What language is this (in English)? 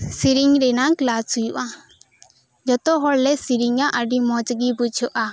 Santali